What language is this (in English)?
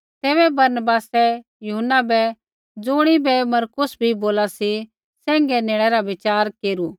Kullu Pahari